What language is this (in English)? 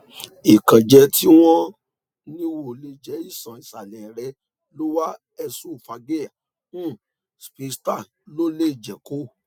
Yoruba